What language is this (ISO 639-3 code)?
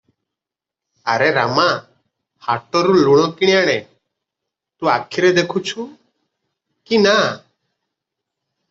ori